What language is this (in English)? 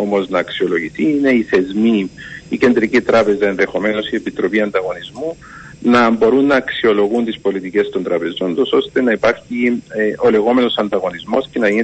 Greek